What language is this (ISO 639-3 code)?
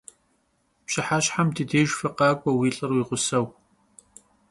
kbd